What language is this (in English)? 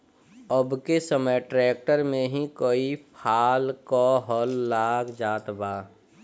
Bhojpuri